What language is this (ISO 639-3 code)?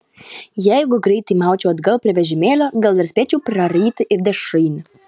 lit